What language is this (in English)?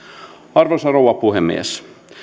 Finnish